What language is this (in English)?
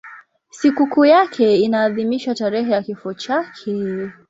Swahili